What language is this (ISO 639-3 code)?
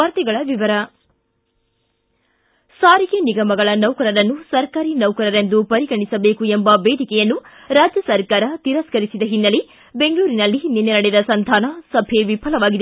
kan